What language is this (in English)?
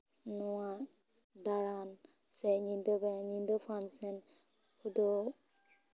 Santali